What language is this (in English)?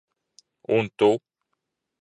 Latvian